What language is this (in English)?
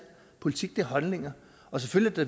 Danish